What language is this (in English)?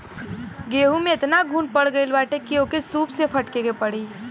Bhojpuri